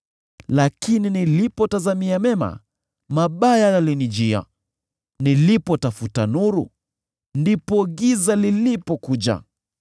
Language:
Swahili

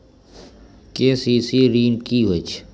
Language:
Maithili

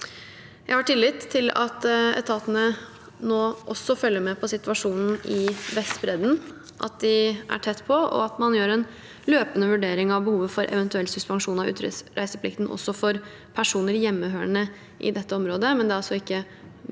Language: Norwegian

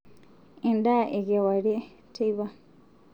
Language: Masai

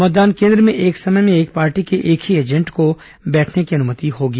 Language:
Hindi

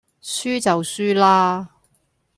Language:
Cantonese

